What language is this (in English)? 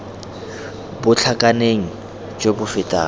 Tswana